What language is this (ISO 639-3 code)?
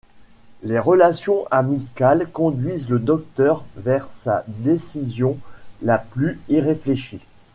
fra